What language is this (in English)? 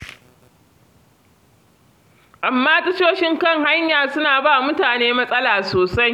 Hausa